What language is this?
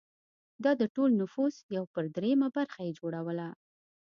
Pashto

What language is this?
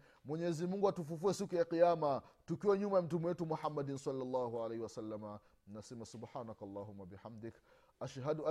Swahili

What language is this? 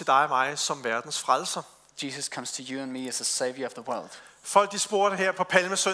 Danish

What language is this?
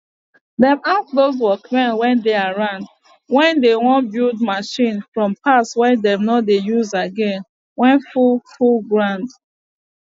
Nigerian Pidgin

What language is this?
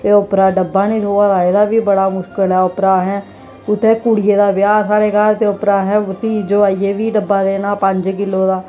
Dogri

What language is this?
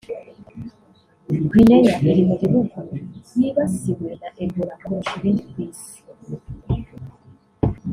Kinyarwanda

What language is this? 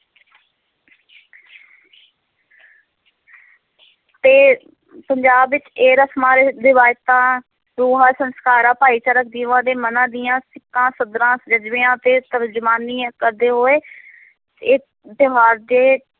Punjabi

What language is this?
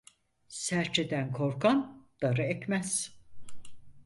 Turkish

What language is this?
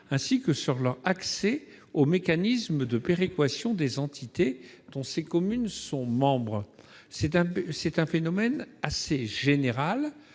French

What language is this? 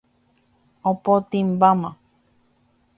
Guarani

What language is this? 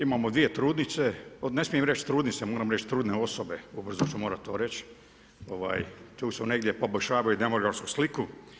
Croatian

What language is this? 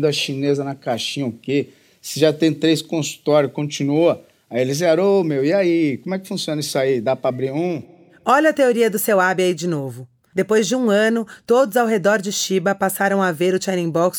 Portuguese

